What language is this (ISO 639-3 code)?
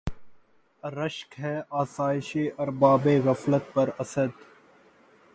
urd